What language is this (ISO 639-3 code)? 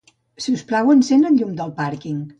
cat